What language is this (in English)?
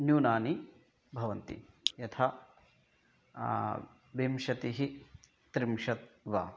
Sanskrit